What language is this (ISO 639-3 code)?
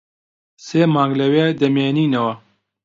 ckb